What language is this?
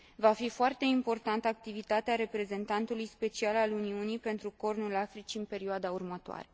Romanian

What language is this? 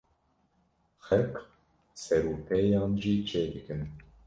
Kurdish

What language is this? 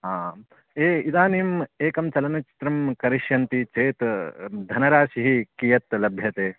Sanskrit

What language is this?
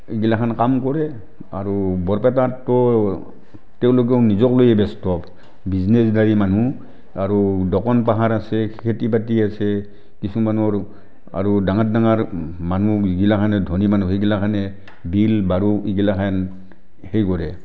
Assamese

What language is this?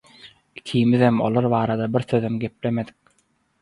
Turkmen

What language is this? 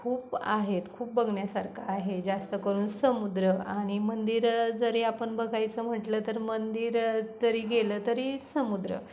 Marathi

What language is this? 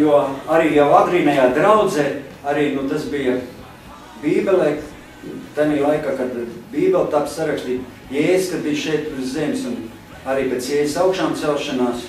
Latvian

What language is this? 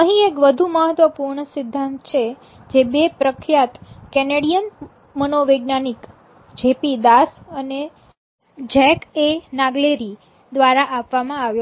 Gujarati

